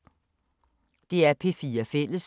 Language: Danish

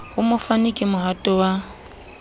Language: Southern Sotho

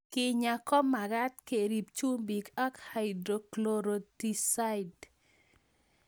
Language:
Kalenjin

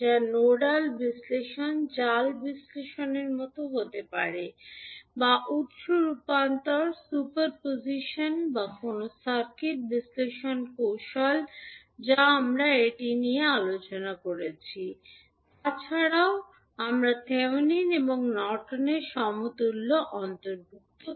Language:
Bangla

